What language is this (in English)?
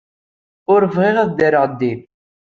Kabyle